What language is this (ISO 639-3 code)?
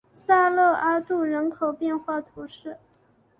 zho